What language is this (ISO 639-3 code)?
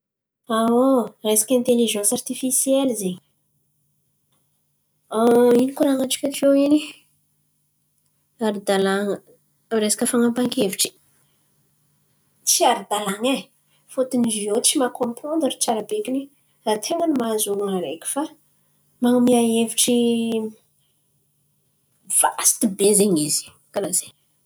xmv